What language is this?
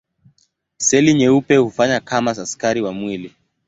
Swahili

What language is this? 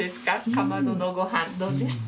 Japanese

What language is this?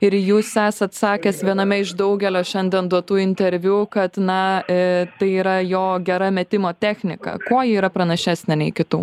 Lithuanian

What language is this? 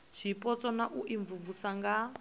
Venda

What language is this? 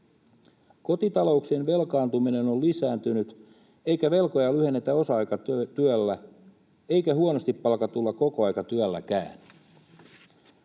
Finnish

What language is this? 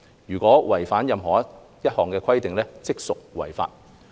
Cantonese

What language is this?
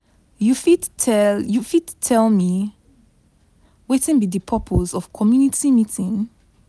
Nigerian Pidgin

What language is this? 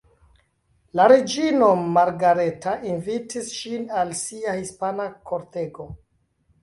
Esperanto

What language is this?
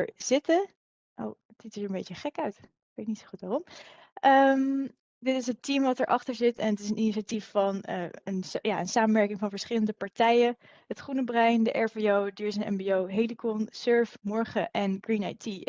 Dutch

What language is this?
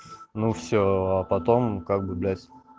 Russian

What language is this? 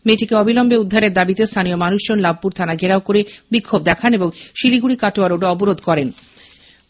Bangla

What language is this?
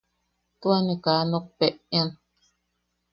Yaqui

